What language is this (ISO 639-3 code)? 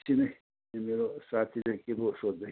nep